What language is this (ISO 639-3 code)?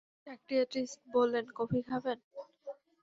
ben